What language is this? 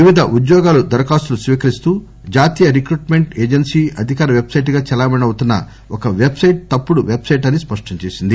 Telugu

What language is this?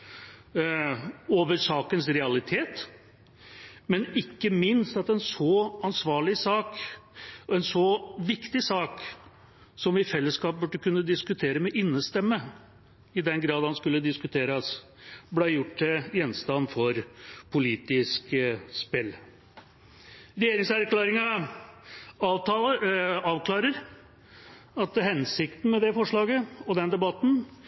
Norwegian Bokmål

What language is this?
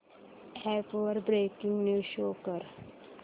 Marathi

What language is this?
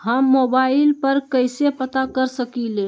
Magahi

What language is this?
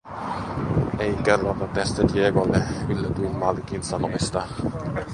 Finnish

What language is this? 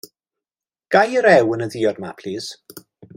Welsh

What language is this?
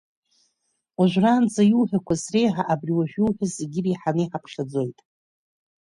Abkhazian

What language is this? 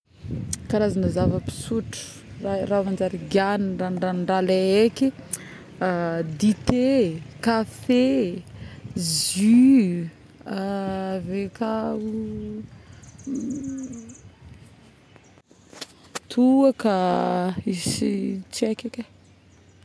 Northern Betsimisaraka Malagasy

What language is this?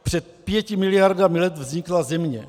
Czech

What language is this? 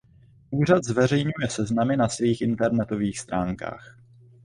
Czech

